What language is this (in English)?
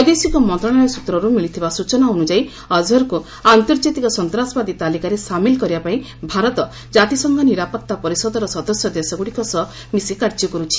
Odia